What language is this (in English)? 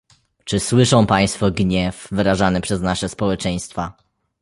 Polish